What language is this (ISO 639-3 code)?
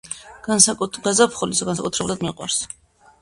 kat